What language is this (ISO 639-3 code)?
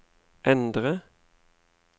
nor